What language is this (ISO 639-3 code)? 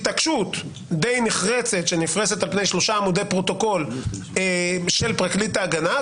heb